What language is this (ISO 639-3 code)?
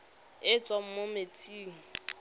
tsn